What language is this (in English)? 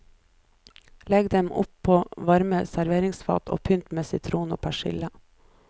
Norwegian